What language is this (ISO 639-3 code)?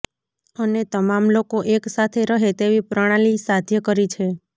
guj